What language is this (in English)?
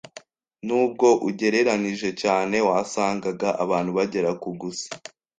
Kinyarwanda